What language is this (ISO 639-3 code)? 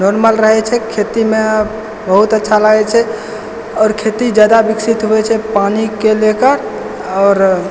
mai